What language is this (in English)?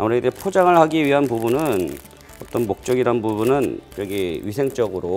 Korean